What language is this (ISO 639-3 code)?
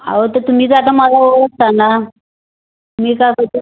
mar